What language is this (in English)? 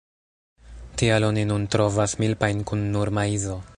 Esperanto